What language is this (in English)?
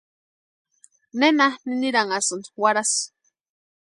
Western Highland Purepecha